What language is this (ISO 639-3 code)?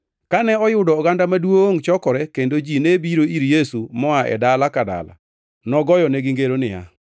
luo